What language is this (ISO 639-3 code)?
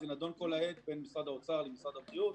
heb